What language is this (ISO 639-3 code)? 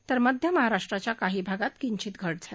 mar